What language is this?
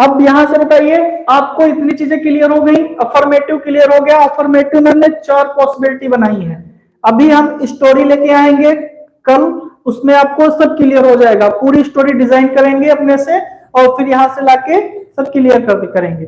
Hindi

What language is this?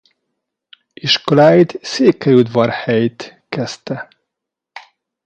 Hungarian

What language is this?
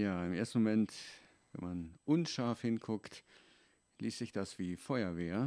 German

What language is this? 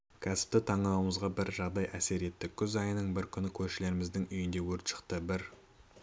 Kazakh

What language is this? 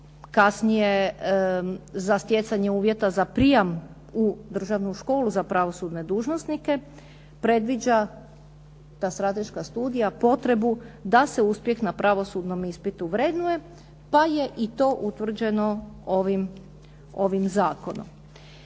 Croatian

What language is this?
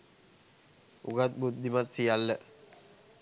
Sinhala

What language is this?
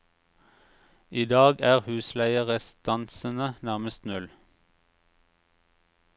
Norwegian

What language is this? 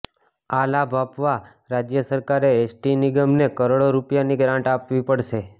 Gujarati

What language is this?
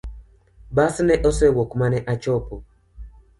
Luo (Kenya and Tanzania)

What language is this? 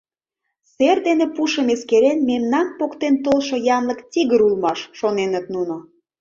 Mari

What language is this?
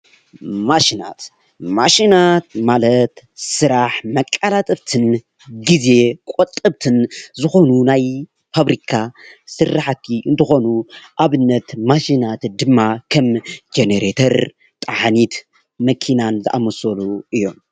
Tigrinya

